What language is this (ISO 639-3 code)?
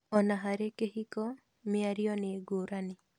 kik